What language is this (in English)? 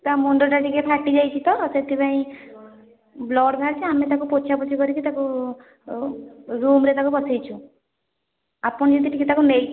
Odia